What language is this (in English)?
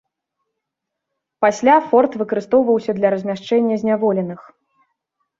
Belarusian